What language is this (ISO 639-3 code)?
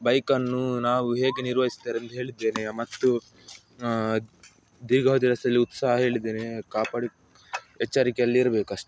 kan